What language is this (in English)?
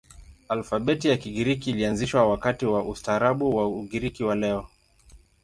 Swahili